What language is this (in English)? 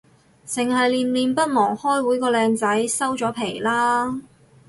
Cantonese